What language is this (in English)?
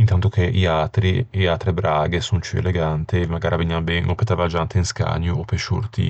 Ligurian